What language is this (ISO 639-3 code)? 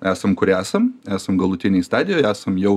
lit